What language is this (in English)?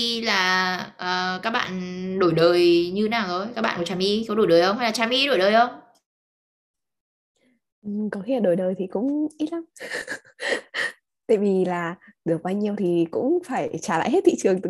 Vietnamese